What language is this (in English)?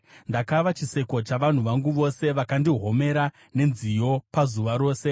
Shona